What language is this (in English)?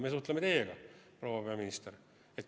Estonian